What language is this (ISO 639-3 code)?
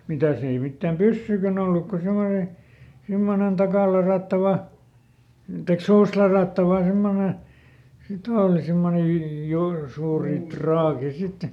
fin